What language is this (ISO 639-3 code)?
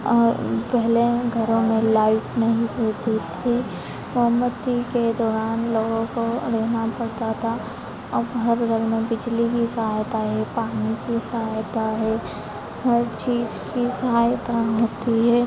hin